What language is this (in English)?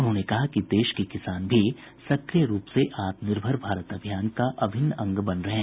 Hindi